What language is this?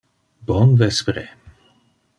Interlingua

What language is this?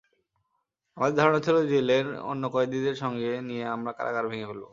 Bangla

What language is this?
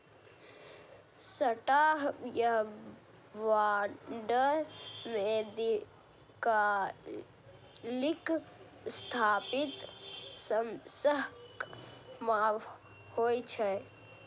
Maithili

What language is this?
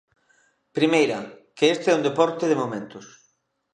Galician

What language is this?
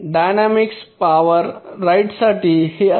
Marathi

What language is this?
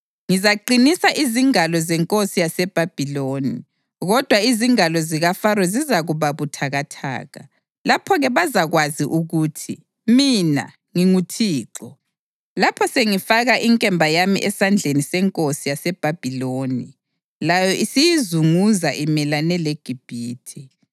North Ndebele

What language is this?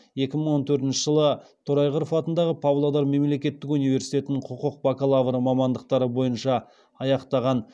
Kazakh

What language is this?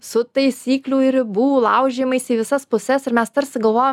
Lithuanian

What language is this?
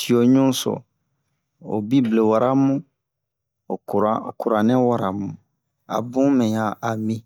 Bomu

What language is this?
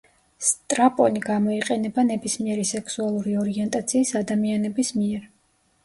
Georgian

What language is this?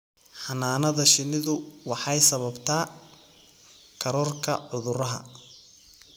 Somali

